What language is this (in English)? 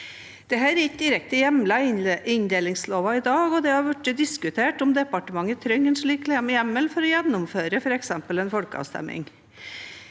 Norwegian